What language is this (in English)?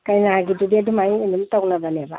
Manipuri